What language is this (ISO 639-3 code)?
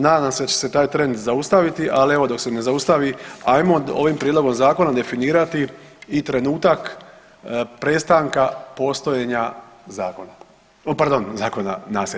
hrv